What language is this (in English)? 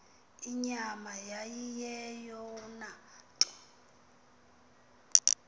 Xhosa